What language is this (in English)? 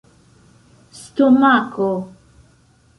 Esperanto